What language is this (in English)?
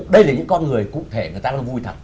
Vietnamese